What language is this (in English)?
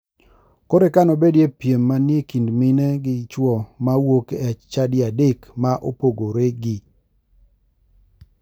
Luo (Kenya and Tanzania)